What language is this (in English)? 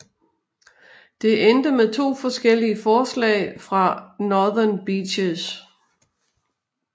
Danish